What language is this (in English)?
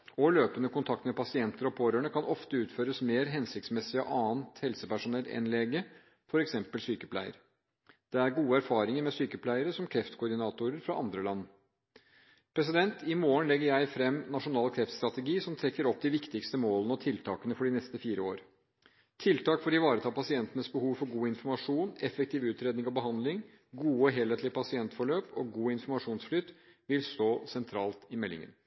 Norwegian Bokmål